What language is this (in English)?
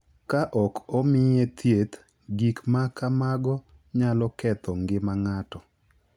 Luo (Kenya and Tanzania)